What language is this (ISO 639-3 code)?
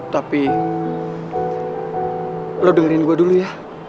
ind